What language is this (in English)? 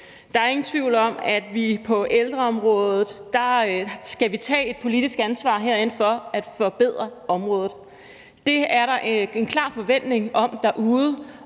Danish